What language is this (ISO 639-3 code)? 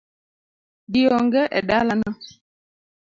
luo